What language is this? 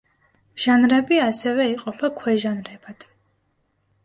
Georgian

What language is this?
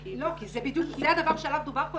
Hebrew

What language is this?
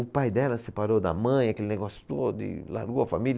Portuguese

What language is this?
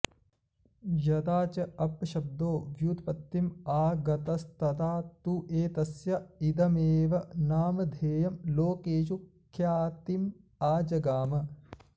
Sanskrit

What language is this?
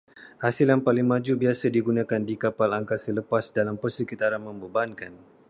Malay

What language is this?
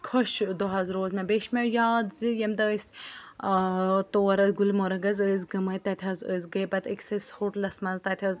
Kashmiri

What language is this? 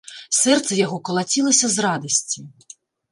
Belarusian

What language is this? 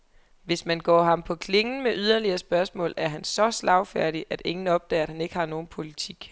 Danish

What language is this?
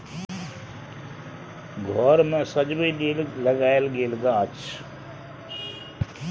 Maithili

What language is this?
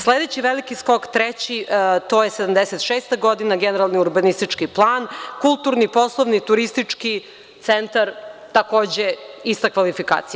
Serbian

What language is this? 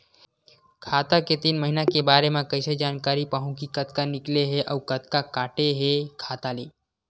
Chhattisgarhi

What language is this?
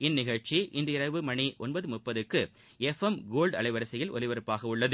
Tamil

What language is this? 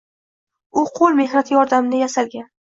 Uzbek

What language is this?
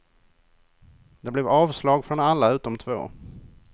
Swedish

